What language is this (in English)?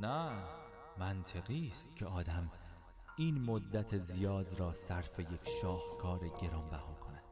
Persian